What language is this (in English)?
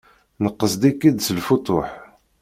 Kabyle